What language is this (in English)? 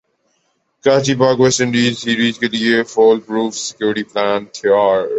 Urdu